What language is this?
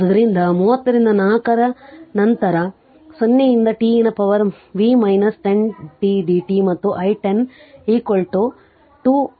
Kannada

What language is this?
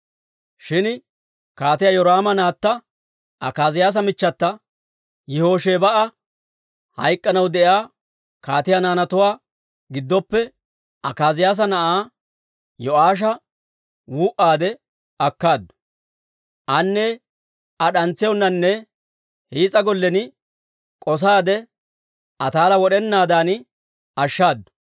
Dawro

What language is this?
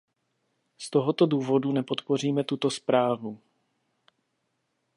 Czech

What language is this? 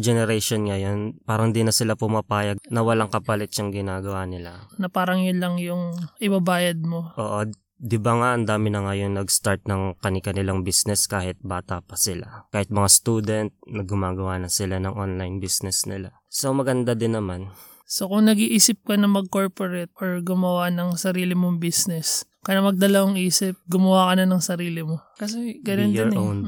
Filipino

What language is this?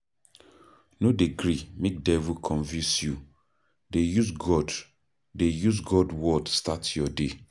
Nigerian Pidgin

